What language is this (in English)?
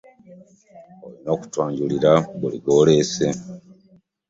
Ganda